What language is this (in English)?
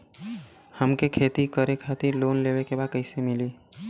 Bhojpuri